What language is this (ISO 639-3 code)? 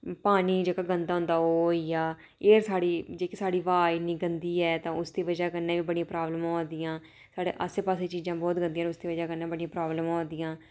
doi